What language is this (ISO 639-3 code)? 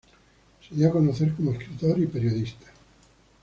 spa